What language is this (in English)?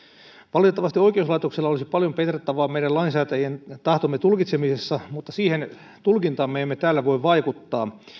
Finnish